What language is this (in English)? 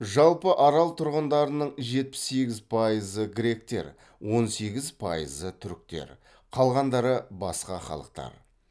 Kazakh